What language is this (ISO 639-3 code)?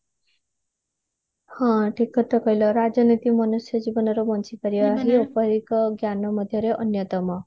ori